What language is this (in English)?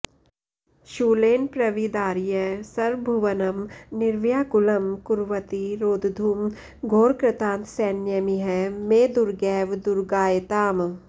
Sanskrit